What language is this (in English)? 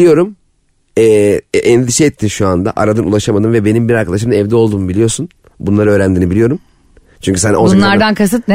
Turkish